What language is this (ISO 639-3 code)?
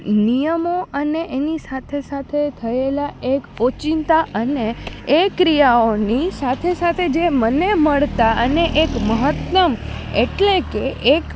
guj